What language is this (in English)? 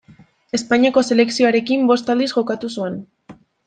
Basque